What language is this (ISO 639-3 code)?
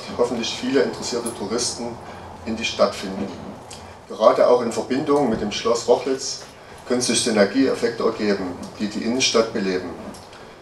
deu